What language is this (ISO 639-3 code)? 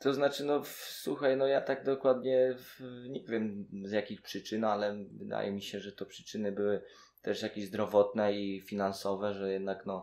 pol